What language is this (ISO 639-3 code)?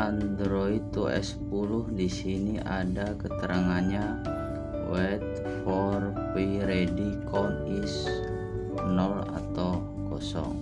ind